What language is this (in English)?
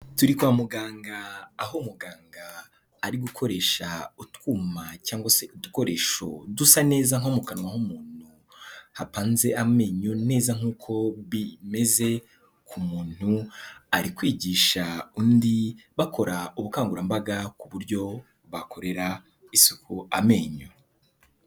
Kinyarwanda